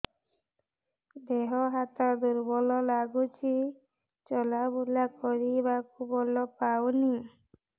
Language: Odia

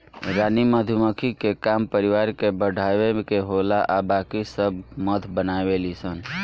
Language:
Bhojpuri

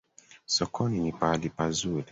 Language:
Swahili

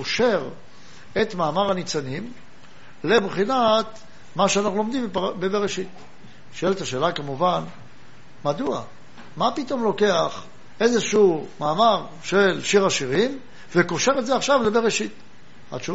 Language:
Hebrew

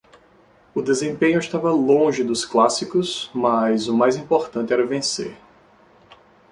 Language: Portuguese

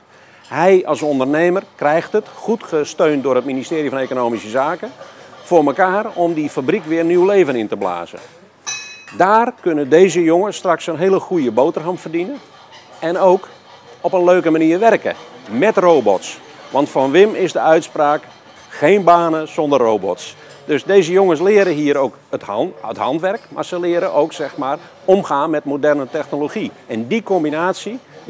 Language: Dutch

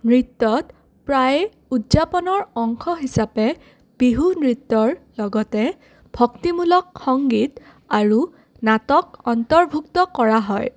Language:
Assamese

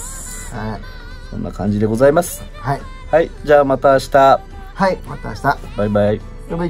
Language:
Japanese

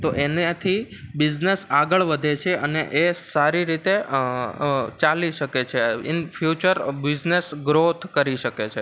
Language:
Gujarati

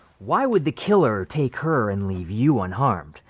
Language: English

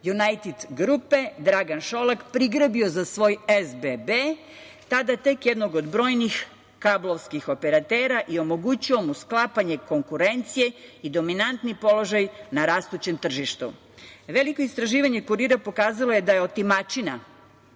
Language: Serbian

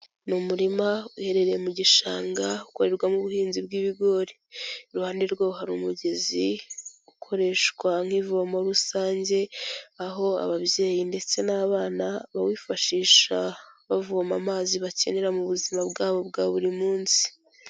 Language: Kinyarwanda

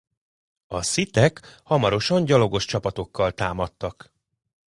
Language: Hungarian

